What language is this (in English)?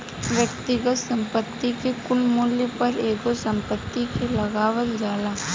Bhojpuri